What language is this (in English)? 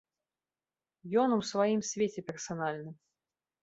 Belarusian